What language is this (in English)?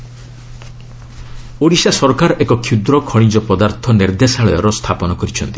Odia